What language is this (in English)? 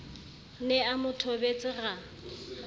Southern Sotho